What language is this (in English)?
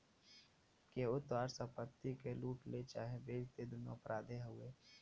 Bhojpuri